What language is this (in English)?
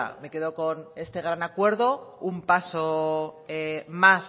Spanish